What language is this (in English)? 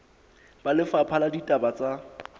Southern Sotho